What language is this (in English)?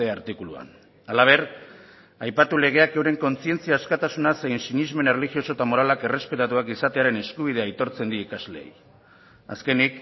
Basque